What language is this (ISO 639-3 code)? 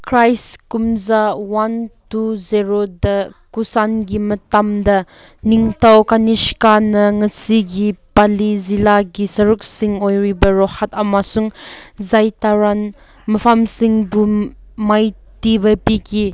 mni